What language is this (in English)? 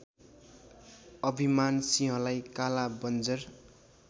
Nepali